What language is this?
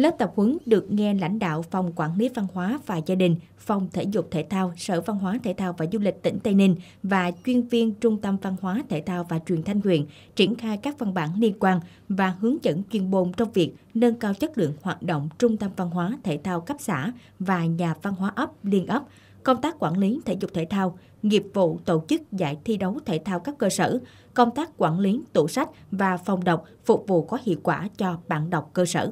Vietnamese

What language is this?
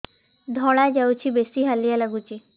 Odia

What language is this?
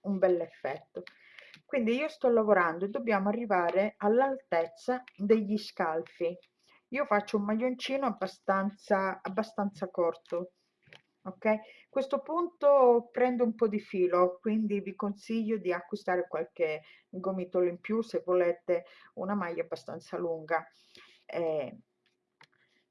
Italian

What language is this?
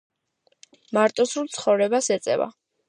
Georgian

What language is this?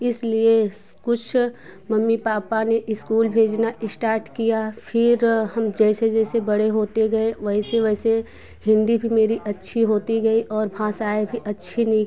Hindi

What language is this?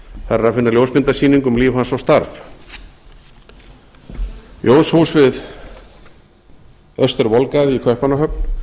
Icelandic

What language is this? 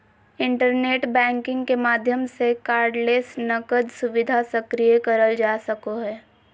Magahi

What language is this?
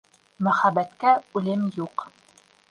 Bashkir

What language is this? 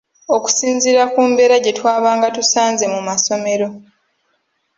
Ganda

